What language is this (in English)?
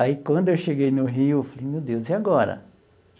Portuguese